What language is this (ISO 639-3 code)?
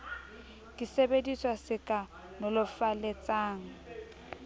sot